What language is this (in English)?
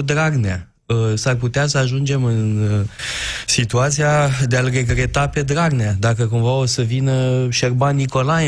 Romanian